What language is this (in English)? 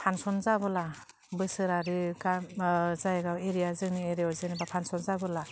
Bodo